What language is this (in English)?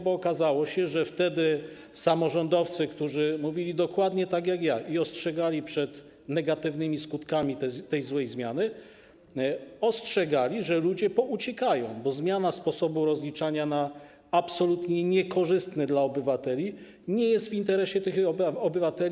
Polish